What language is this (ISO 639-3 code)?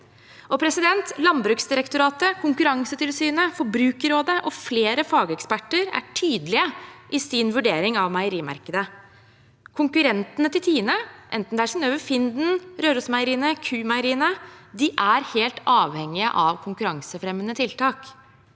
nor